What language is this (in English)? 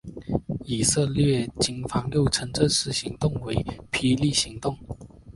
Chinese